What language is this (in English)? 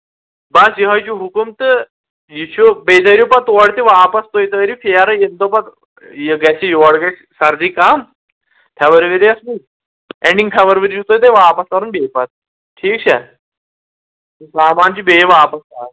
Kashmiri